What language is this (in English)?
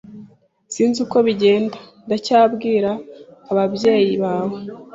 Kinyarwanda